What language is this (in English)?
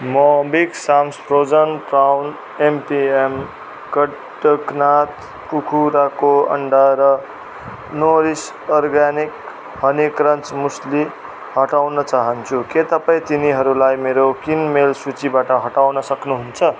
Nepali